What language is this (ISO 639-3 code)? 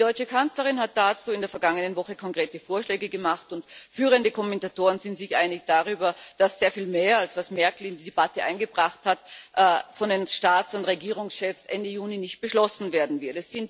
deu